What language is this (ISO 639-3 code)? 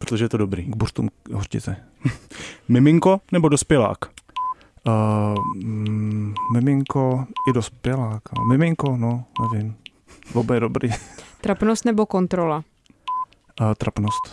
ces